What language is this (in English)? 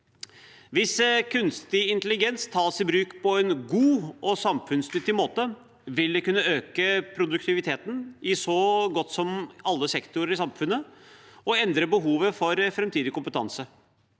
Norwegian